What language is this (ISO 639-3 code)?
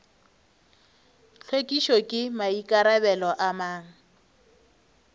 nso